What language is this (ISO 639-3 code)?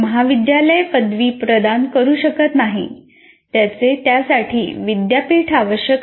mar